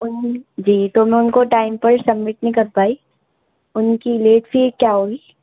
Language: Urdu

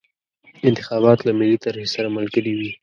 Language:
Pashto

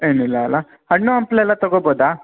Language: Kannada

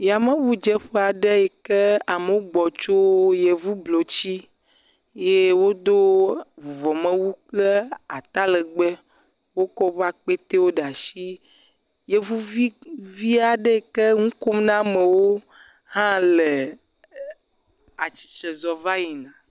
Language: Ewe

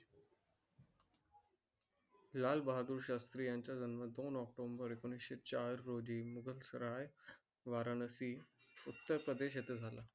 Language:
Marathi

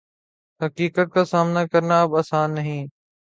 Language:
Urdu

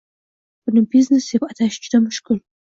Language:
Uzbek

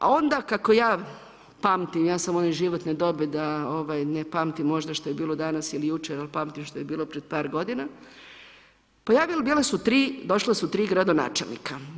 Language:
Croatian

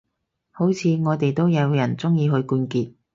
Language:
Cantonese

